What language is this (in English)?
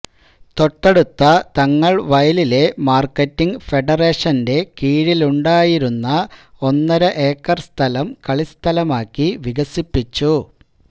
Malayalam